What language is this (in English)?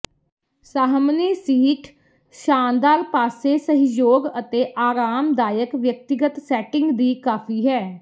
Punjabi